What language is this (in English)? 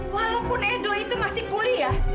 Indonesian